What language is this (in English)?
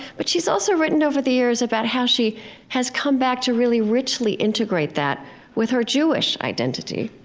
English